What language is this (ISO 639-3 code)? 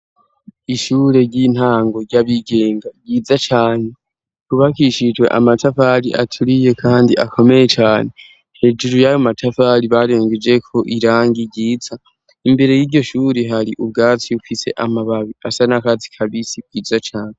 run